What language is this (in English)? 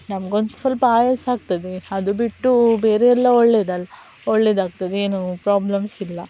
Kannada